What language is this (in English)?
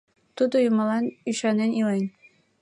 Mari